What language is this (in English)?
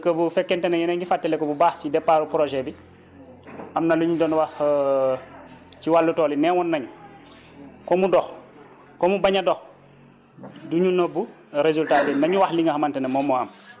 Wolof